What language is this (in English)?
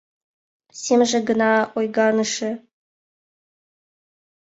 Mari